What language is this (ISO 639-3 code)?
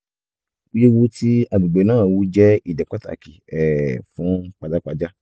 yor